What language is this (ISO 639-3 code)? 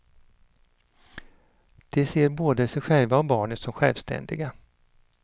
swe